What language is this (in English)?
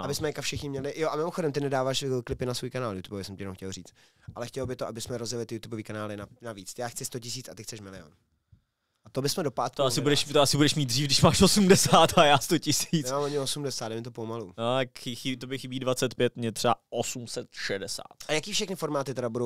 Czech